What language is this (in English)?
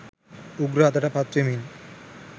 Sinhala